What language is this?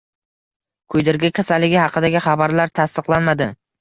Uzbek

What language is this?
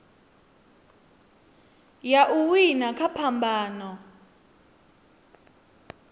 Venda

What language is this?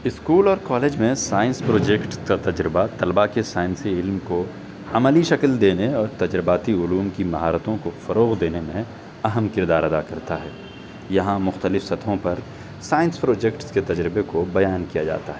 Urdu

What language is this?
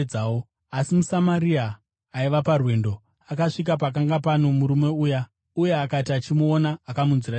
Shona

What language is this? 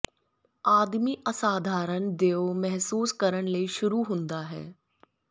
Punjabi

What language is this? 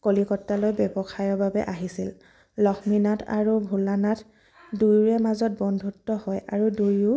Assamese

